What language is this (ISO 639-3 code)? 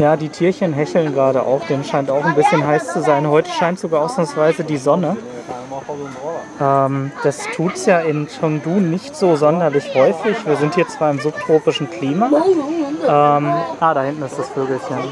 deu